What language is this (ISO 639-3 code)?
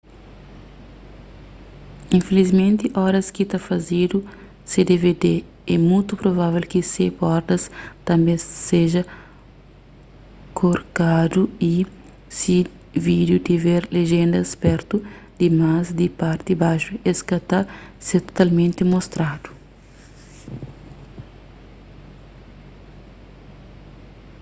kea